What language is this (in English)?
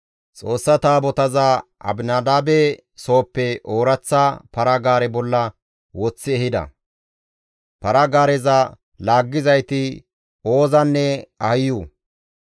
Gamo